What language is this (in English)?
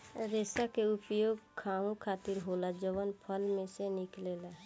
Bhojpuri